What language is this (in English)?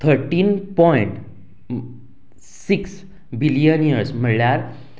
Konkani